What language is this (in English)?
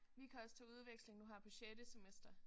Danish